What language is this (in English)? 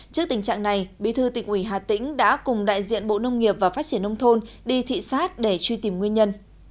Vietnamese